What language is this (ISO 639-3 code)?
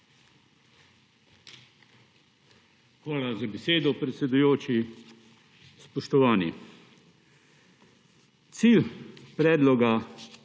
slv